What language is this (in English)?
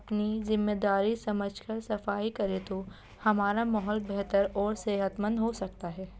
Urdu